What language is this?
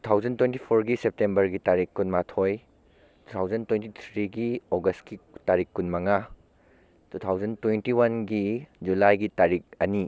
Manipuri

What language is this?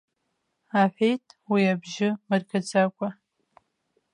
Abkhazian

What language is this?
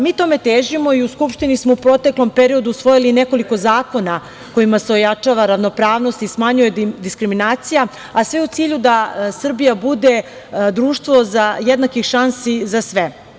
Serbian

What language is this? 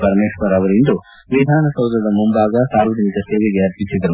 Kannada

